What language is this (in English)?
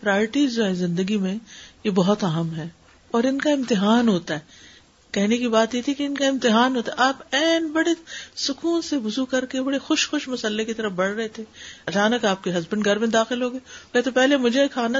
Urdu